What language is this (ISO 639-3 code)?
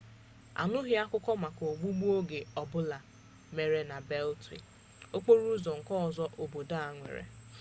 ibo